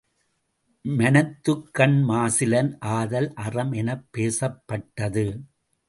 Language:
Tamil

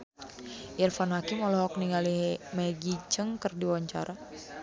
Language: Sundanese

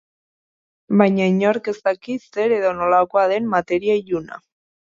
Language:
Basque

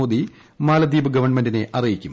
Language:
Malayalam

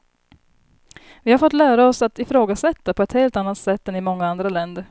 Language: Swedish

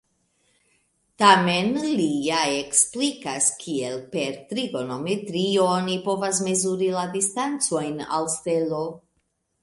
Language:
Esperanto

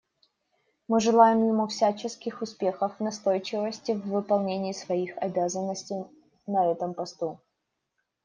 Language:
Russian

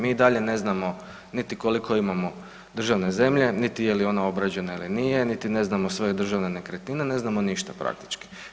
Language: Croatian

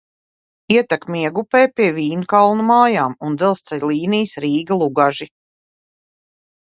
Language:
Latvian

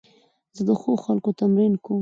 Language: Pashto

